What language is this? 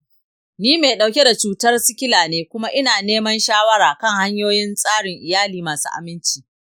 Hausa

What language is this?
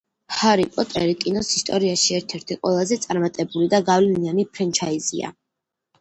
Georgian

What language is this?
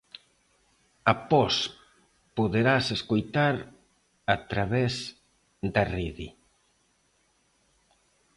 Galician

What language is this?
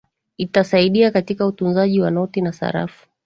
Swahili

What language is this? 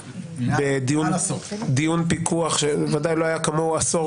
Hebrew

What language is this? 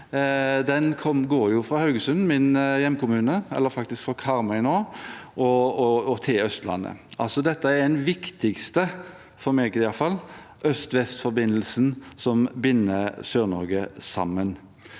Norwegian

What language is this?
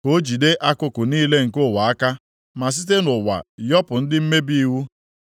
Igbo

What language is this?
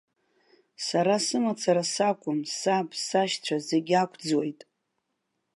Abkhazian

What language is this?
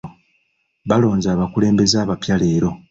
Ganda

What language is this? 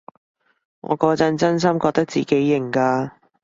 Cantonese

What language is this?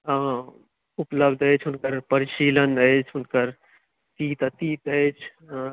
Maithili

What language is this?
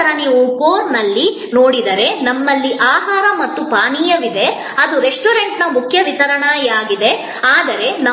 Kannada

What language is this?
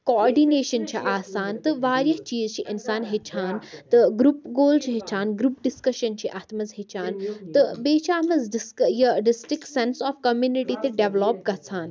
Kashmiri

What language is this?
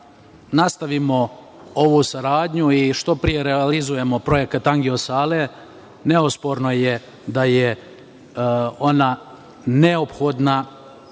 Serbian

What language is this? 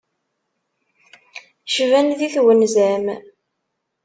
Kabyle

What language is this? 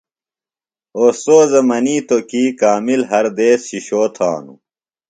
Phalura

